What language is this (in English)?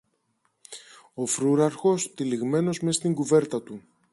Greek